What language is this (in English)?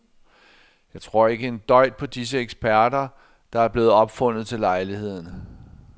Danish